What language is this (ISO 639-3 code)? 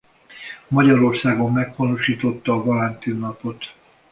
hun